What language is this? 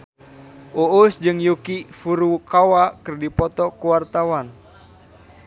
Sundanese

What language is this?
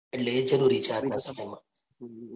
Gujarati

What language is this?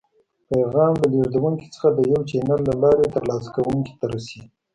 Pashto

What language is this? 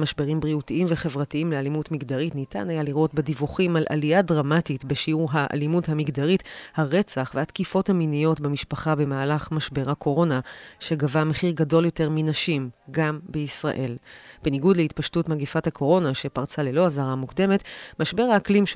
Hebrew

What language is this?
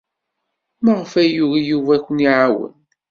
Kabyle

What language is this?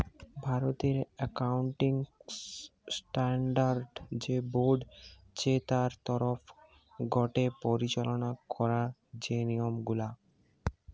Bangla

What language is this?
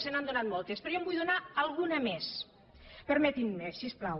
Catalan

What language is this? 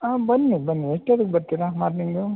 Kannada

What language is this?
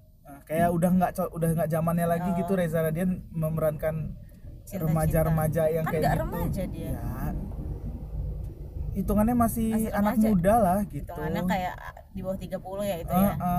Indonesian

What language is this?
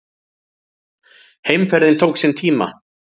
Icelandic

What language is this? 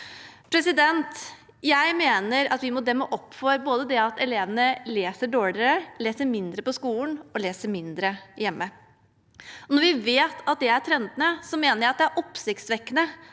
Norwegian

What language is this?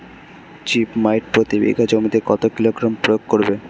Bangla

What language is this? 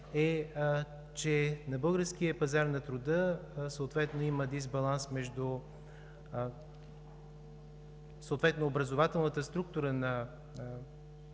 Bulgarian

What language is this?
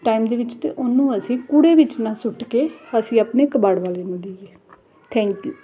Punjabi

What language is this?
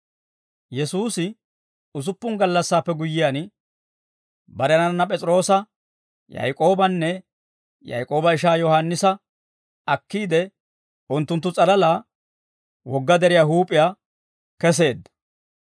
Dawro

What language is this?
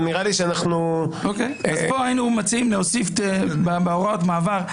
Hebrew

